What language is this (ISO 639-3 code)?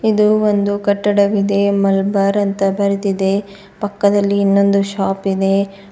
kan